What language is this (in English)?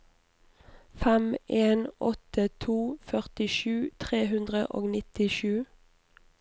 Norwegian